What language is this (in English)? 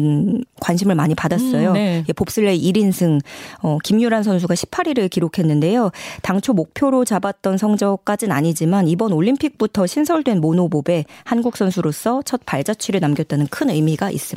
Korean